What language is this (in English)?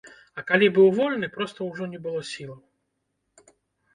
Belarusian